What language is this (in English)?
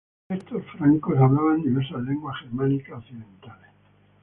Spanish